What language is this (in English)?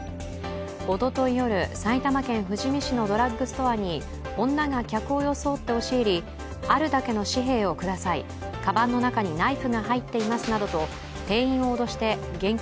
Japanese